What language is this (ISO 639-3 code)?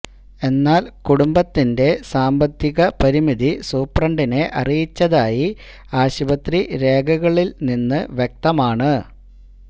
mal